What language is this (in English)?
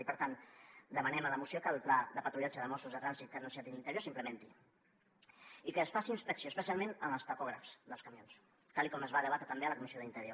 Catalan